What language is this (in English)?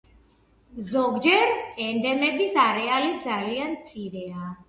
Georgian